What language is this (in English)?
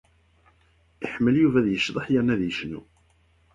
Kabyle